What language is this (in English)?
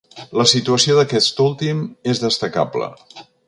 Catalan